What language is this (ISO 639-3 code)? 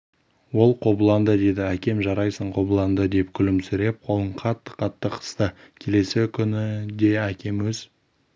kaz